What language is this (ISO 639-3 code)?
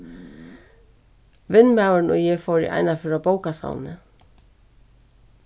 fao